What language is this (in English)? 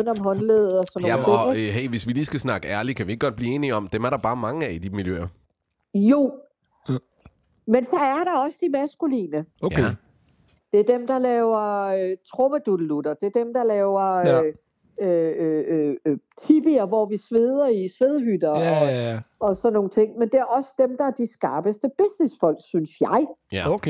Danish